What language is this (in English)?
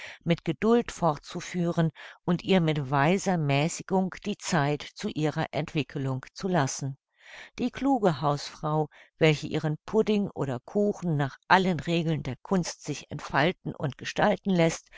German